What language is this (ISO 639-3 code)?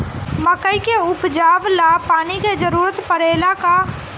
bho